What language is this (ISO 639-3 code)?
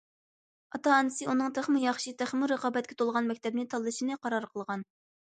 uig